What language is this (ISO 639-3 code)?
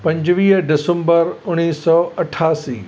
snd